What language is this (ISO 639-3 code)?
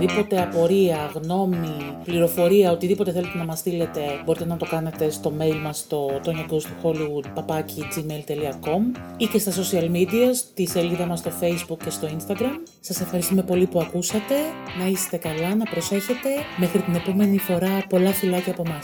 ell